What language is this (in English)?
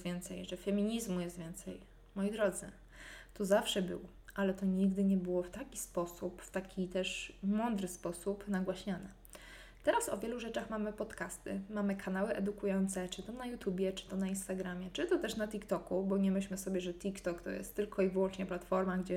Polish